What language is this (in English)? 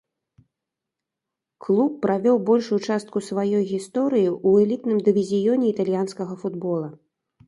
Belarusian